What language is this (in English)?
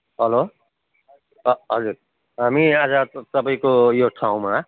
Nepali